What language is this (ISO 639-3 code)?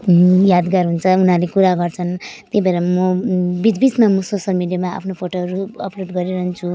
nep